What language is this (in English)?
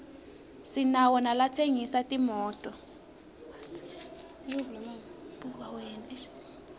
Swati